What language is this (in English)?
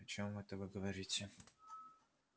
Russian